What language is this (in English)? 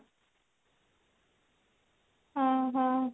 Odia